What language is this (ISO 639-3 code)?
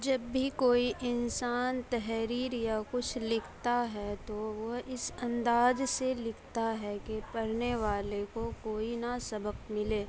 urd